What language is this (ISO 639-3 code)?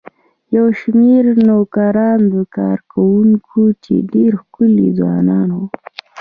pus